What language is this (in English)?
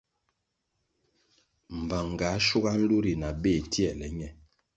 Kwasio